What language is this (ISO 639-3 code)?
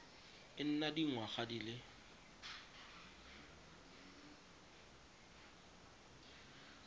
tsn